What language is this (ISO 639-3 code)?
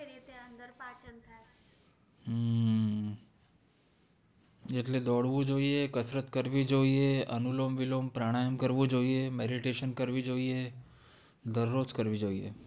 guj